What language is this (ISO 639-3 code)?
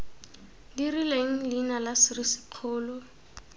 tsn